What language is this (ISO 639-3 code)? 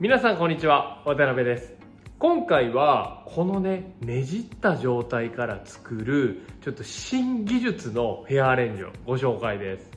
jpn